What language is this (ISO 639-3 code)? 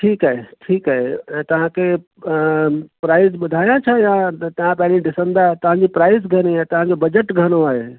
snd